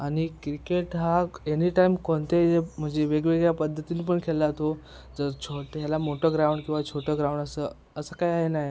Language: Marathi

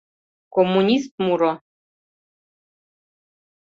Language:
Mari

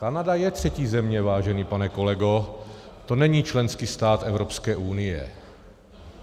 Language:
Czech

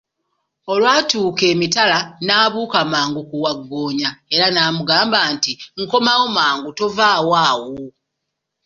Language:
Ganda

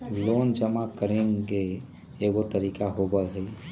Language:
Magahi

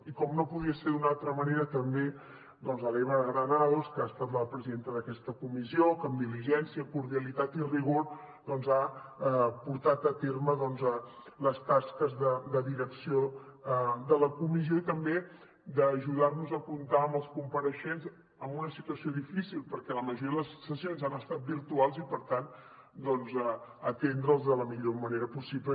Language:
Catalan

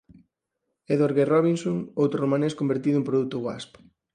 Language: Galician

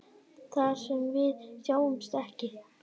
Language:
Icelandic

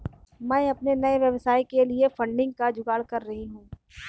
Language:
Hindi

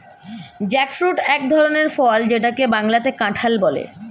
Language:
Bangla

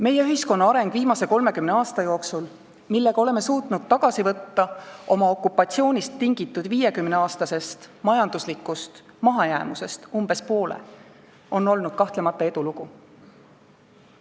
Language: Estonian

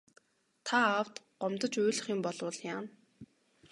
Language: Mongolian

